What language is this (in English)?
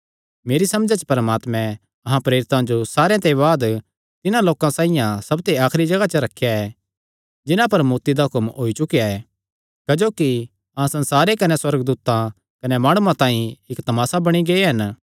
Kangri